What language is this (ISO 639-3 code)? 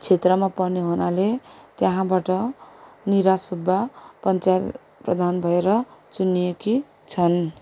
nep